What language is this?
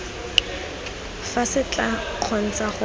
Tswana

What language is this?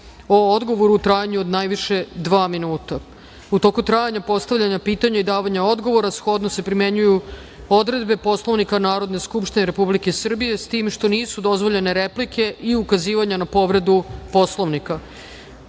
Serbian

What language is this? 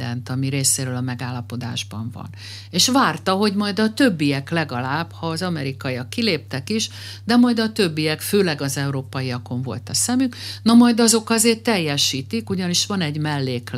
Hungarian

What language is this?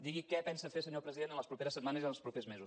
Catalan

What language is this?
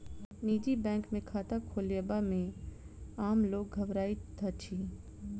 Maithili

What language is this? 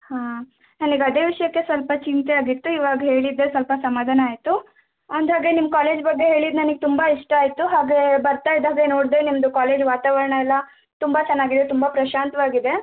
Kannada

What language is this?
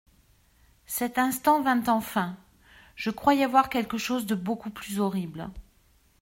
French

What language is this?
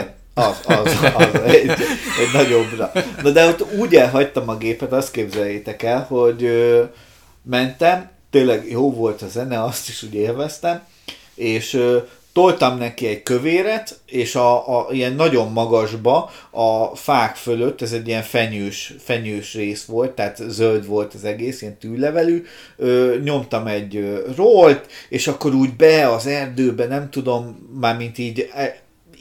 Hungarian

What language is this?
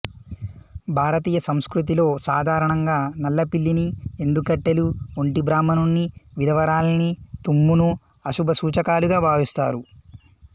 Telugu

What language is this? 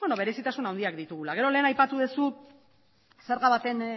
Basque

